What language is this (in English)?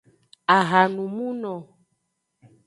Aja (Benin)